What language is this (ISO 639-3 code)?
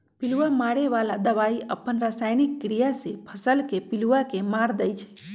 mag